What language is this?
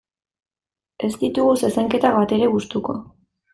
Basque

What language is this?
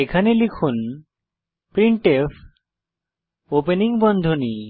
Bangla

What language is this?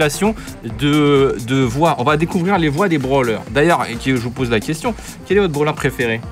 French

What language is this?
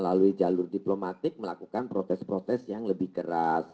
Indonesian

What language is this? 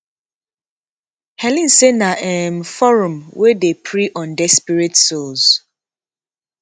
Nigerian Pidgin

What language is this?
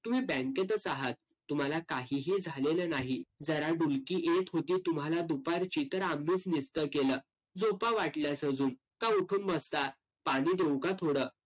Marathi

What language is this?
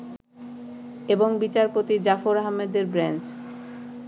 Bangla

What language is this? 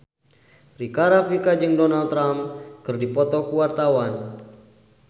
Sundanese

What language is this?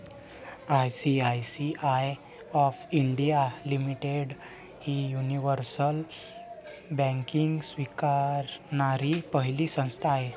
Marathi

